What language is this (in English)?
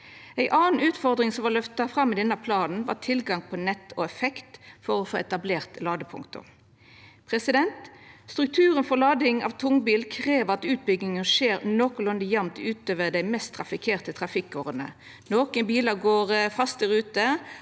Norwegian